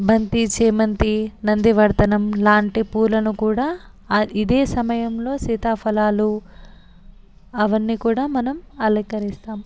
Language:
Telugu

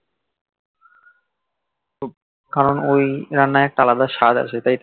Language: Bangla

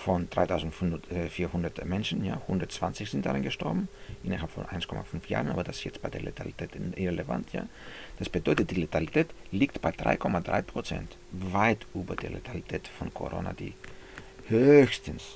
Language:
German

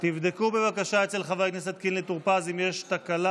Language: Hebrew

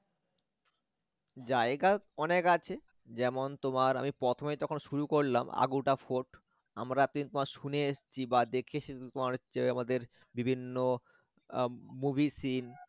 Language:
Bangla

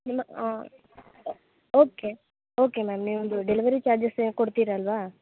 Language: Kannada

